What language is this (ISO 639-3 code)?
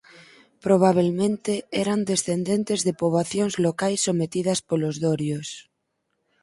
glg